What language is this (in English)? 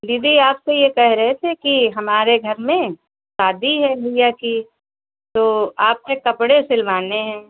Hindi